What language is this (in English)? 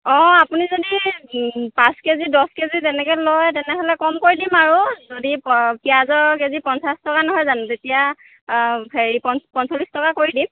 Assamese